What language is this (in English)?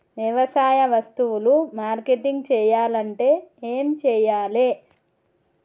Telugu